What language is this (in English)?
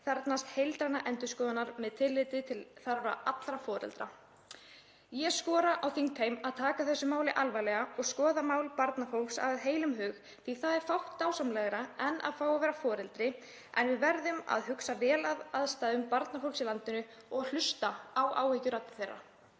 Icelandic